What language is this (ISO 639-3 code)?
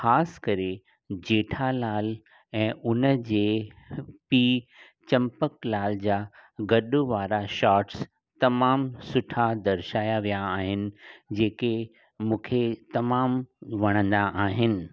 snd